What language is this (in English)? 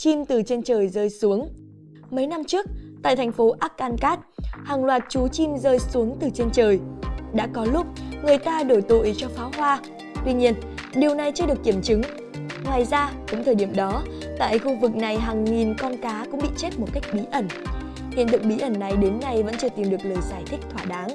Vietnamese